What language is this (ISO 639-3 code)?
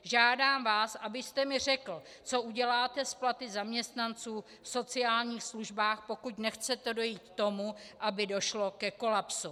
ces